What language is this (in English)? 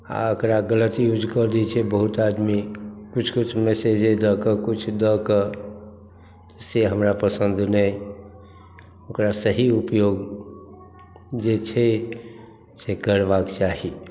Maithili